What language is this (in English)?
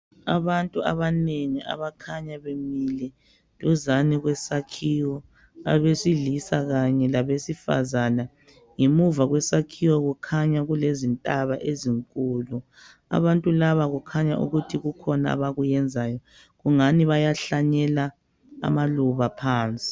North Ndebele